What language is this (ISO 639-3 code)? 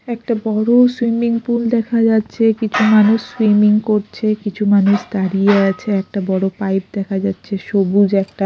ben